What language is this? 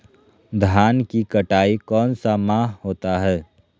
Magahi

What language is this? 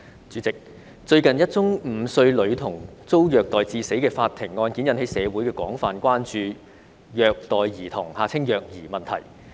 Cantonese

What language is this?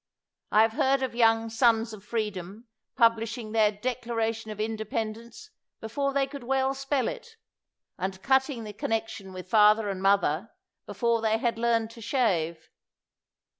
English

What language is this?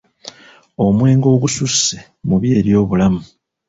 Ganda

